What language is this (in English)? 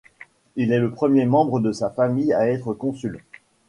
French